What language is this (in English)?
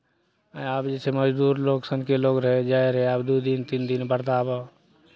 Maithili